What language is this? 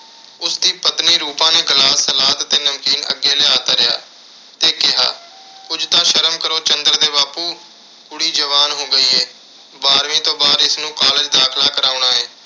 Punjabi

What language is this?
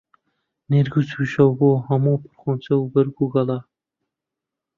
Central Kurdish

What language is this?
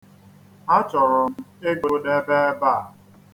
Igbo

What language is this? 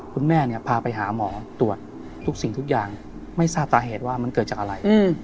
Thai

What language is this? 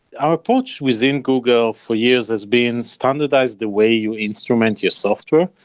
English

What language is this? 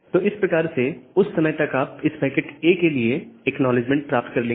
Hindi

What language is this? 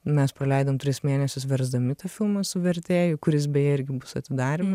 Lithuanian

